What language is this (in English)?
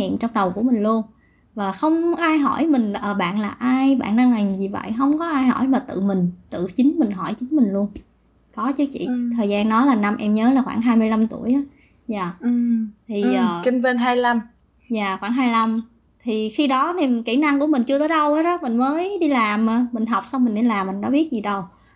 Vietnamese